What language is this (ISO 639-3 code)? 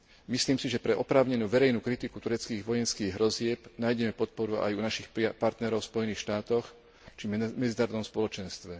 slk